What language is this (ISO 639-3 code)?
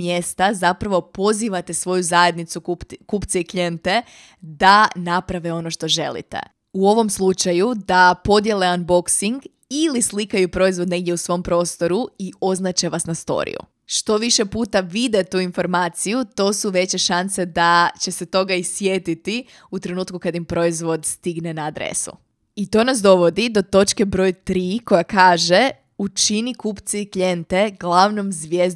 hrv